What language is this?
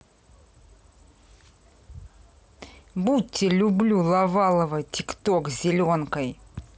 Russian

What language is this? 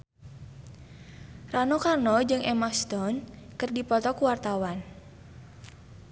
Sundanese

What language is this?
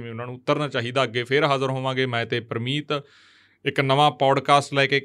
Punjabi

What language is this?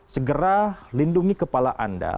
Indonesian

